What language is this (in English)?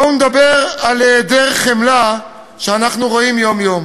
Hebrew